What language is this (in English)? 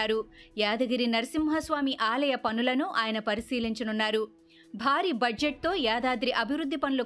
Telugu